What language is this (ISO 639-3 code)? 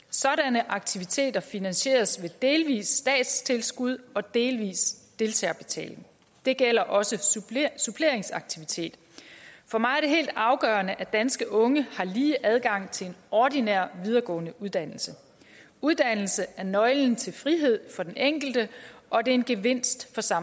dan